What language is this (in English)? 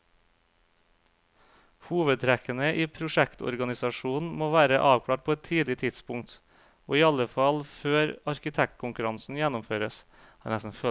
Norwegian